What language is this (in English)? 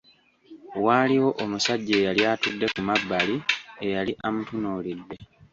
Ganda